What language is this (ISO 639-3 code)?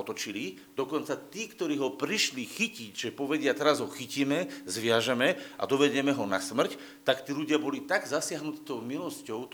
slk